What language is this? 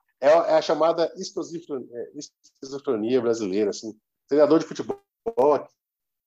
Portuguese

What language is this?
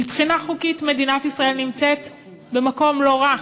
Hebrew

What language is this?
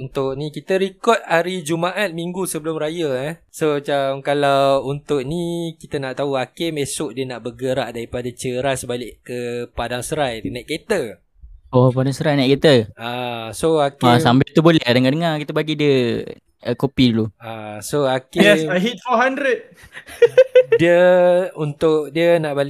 Malay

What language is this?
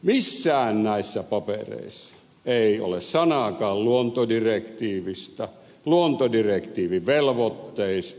Finnish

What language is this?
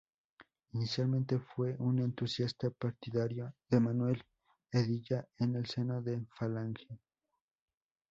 Spanish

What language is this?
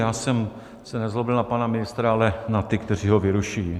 Czech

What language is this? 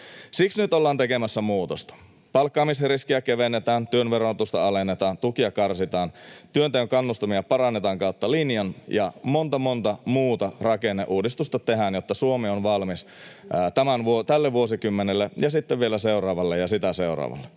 Finnish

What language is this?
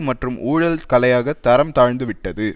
Tamil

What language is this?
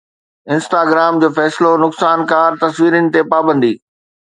Sindhi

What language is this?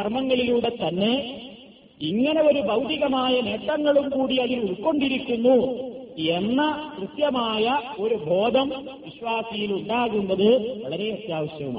Malayalam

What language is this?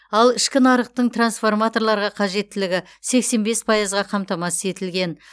Kazakh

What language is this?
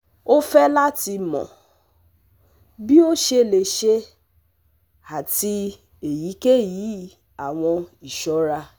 Yoruba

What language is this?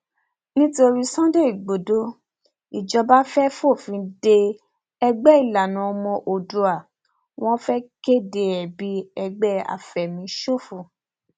Yoruba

